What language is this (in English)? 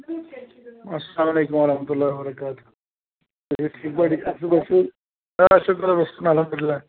Kashmiri